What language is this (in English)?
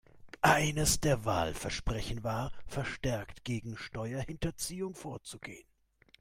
German